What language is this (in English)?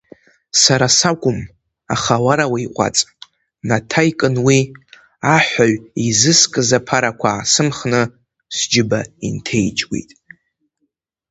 Abkhazian